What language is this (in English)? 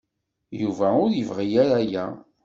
Kabyle